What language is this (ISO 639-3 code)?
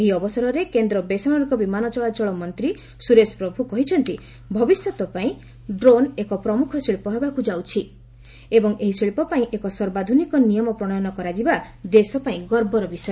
ori